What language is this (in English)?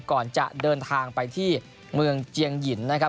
Thai